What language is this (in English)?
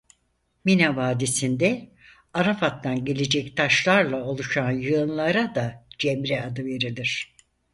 Turkish